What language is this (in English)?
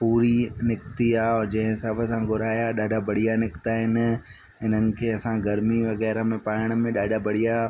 Sindhi